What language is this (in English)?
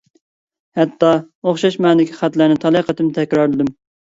Uyghur